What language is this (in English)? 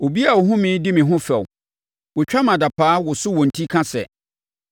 Akan